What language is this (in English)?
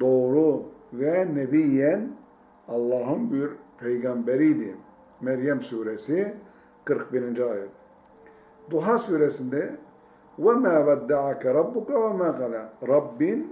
Turkish